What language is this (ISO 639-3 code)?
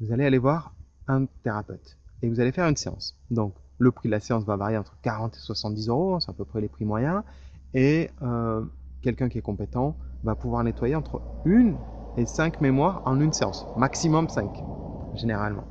fra